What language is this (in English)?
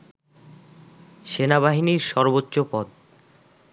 Bangla